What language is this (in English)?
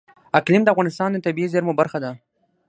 Pashto